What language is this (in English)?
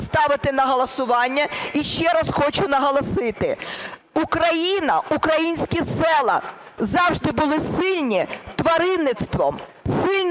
Ukrainian